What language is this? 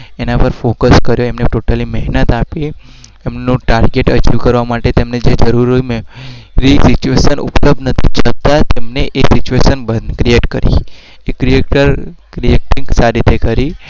Gujarati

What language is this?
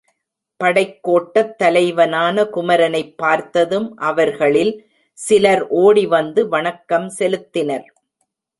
Tamil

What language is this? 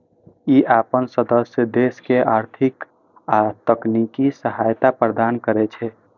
Maithili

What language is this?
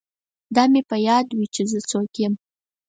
Pashto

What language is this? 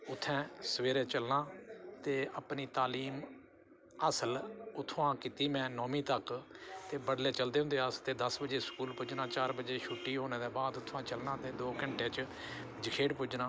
Dogri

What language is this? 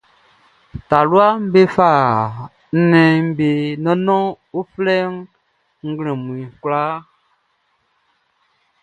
Baoulé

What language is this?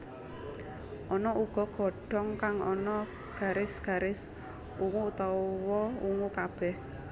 Javanese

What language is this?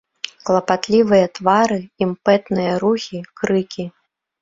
Belarusian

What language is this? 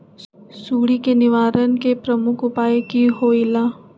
Magahi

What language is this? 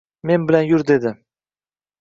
Uzbek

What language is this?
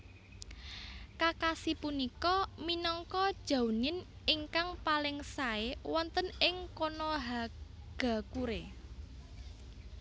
Javanese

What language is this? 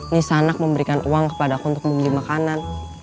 Indonesian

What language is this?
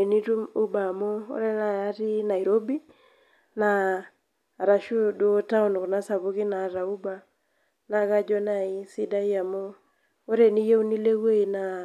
Masai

